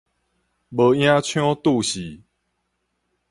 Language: Min Nan Chinese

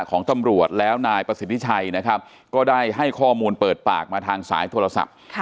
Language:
Thai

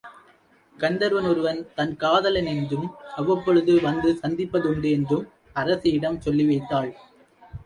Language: Tamil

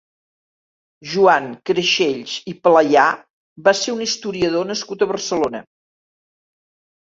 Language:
Catalan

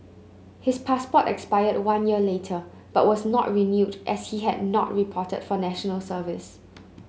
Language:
English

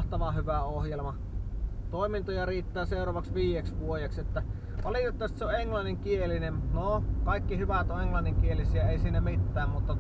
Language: Finnish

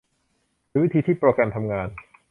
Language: Thai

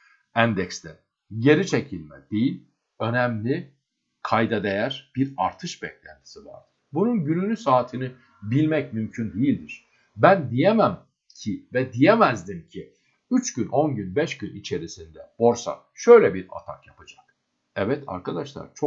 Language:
Turkish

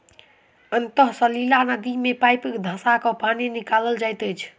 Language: Maithili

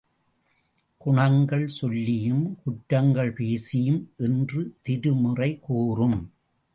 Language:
Tamil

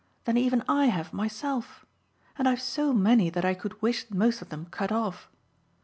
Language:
English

